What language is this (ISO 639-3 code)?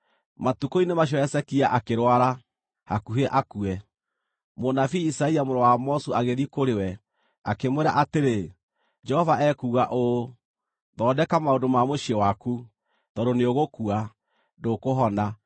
kik